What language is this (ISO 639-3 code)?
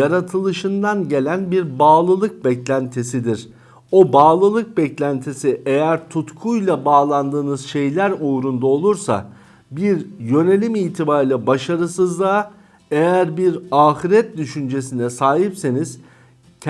tur